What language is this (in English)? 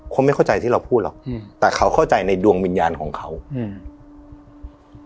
Thai